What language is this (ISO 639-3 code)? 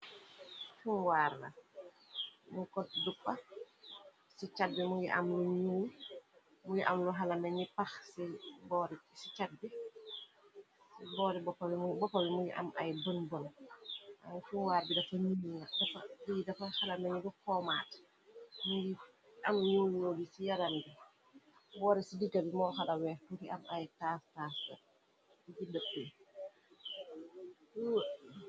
wol